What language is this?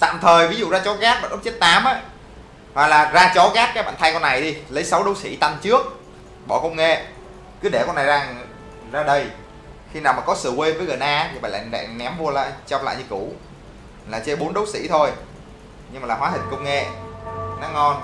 Vietnamese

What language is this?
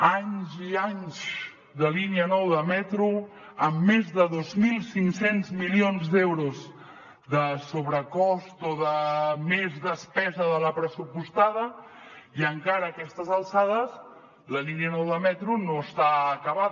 Catalan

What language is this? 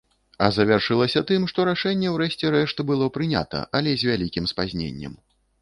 Belarusian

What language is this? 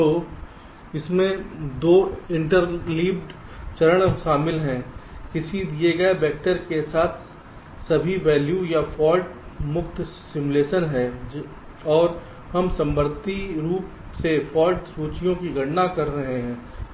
Hindi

